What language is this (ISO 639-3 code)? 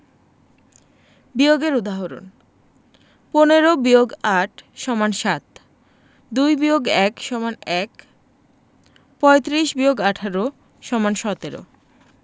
ben